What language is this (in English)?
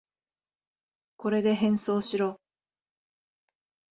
Japanese